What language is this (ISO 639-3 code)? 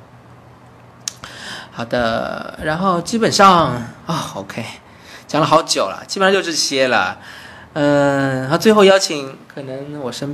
zho